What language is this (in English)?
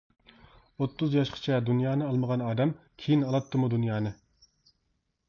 Uyghur